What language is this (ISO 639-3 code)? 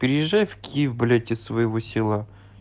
rus